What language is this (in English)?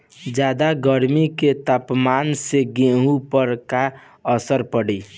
Bhojpuri